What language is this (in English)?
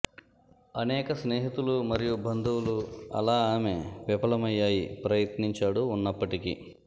Telugu